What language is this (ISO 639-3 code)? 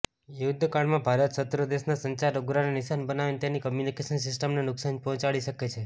guj